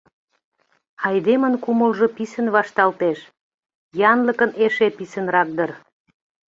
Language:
Mari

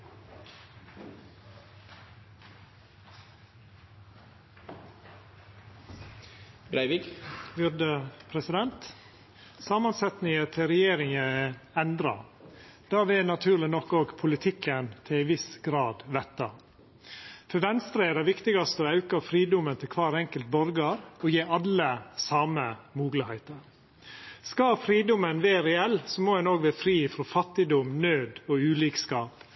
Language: Norwegian Nynorsk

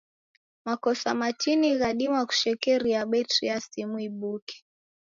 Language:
Taita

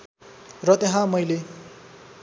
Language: Nepali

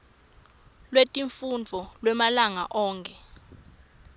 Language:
Swati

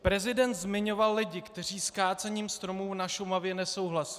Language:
Czech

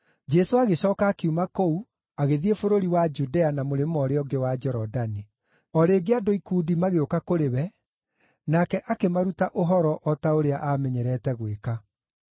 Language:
Kikuyu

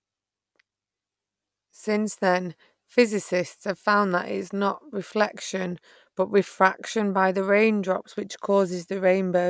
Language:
English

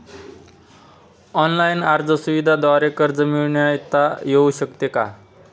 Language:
Marathi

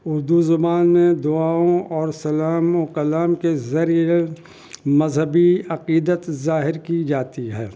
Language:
Urdu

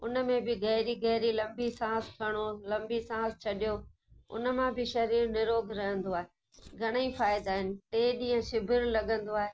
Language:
Sindhi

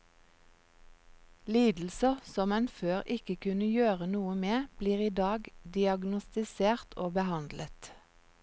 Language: Norwegian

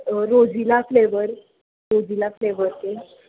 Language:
Marathi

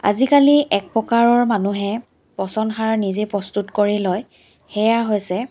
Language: Assamese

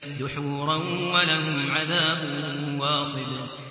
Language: Arabic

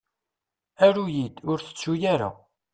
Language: Kabyle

